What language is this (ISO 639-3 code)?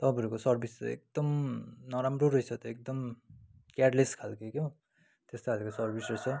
nep